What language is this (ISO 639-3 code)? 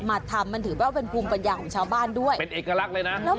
tha